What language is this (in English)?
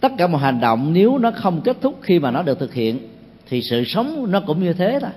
Vietnamese